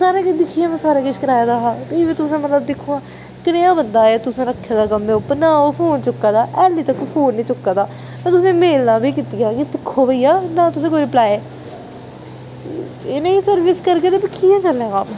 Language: Dogri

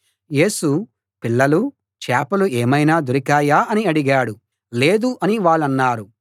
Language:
Telugu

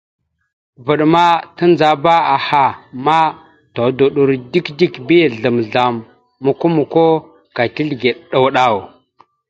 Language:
Mada (Cameroon)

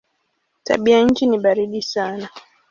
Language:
Swahili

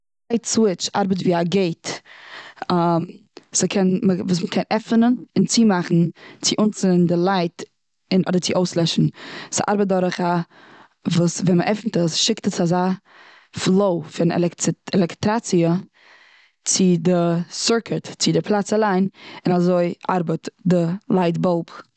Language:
Yiddish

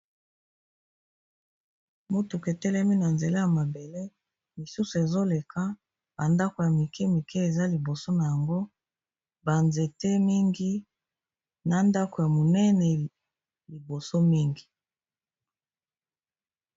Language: Lingala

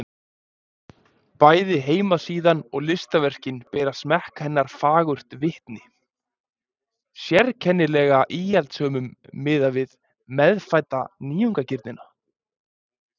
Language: Icelandic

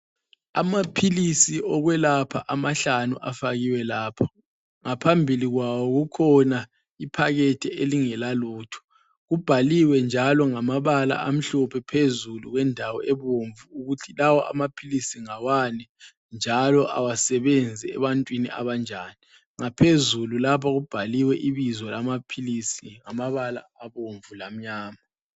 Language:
North Ndebele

